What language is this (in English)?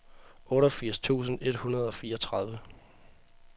Danish